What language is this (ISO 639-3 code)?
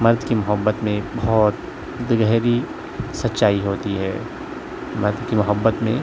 urd